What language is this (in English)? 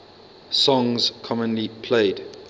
English